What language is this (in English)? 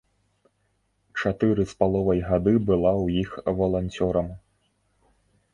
Belarusian